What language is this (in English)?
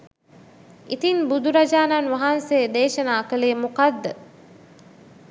Sinhala